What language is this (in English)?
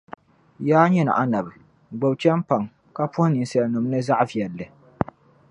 Dagbani